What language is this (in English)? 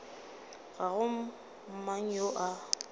Northern Sotho